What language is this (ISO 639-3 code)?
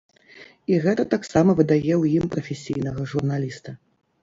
bel